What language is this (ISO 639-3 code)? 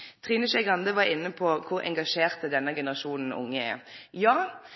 nno